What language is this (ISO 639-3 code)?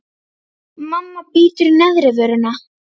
isl